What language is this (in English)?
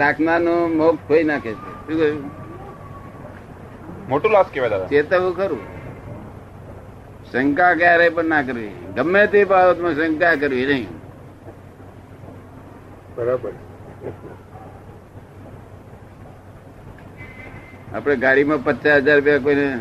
Gujarati